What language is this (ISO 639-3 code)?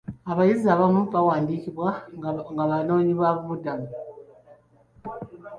lug